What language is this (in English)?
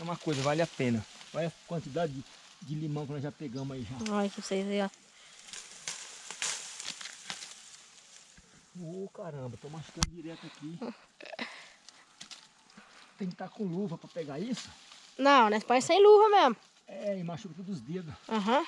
Portuguese